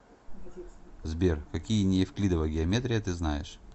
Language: Russian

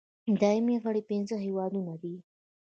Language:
Pashto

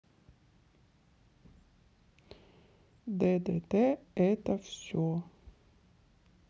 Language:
Russian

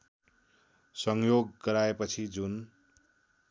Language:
Nepali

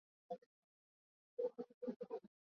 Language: Swahili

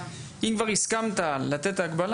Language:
Hebrew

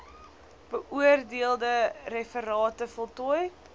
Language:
Afrikaans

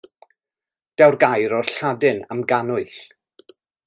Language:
Welsh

